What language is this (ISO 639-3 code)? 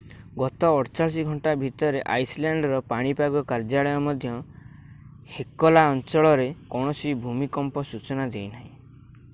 ori